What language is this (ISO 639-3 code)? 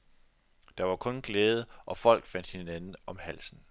dan